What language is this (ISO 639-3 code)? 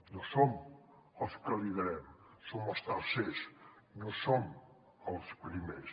cat